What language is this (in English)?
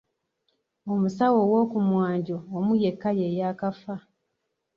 Ganda